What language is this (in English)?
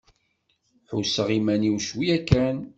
Kabyle